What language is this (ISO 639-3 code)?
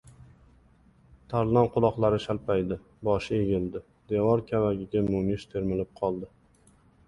uzb